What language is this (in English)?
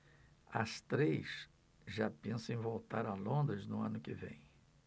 Portuguese